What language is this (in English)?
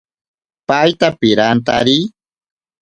Ashéninka Perené